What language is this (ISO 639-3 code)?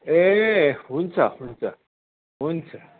nep